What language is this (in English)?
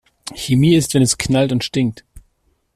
German